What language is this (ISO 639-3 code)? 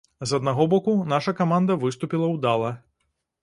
bel